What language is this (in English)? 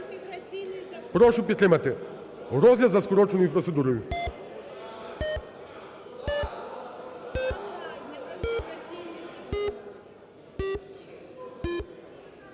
Ukrainian